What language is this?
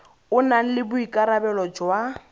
Tswana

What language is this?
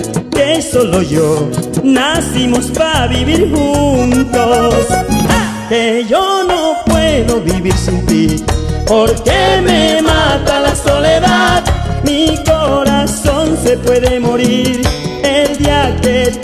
Spanish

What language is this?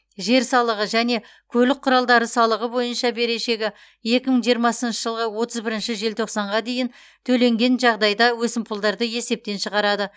Kazakh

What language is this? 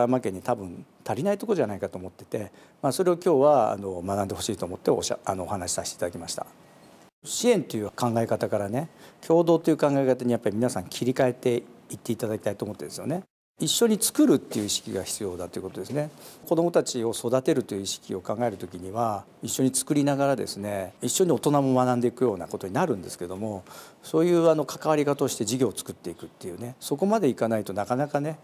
Japanese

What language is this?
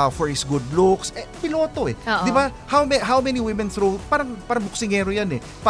Filipino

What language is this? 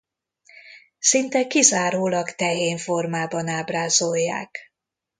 Hungarian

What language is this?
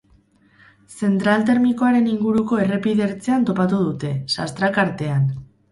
Basque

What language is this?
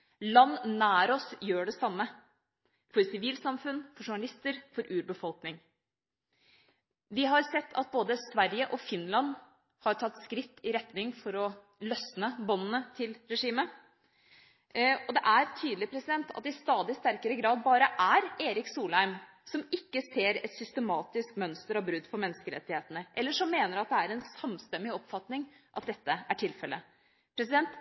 Norwegian Bokmål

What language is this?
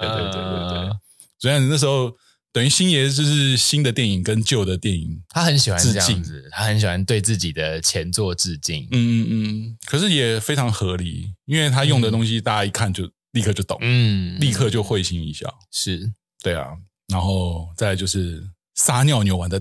Chinese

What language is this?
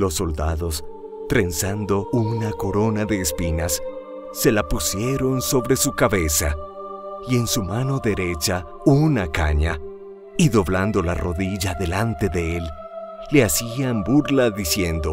Spanish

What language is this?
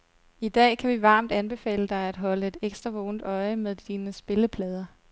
Danish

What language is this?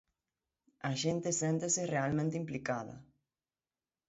Galician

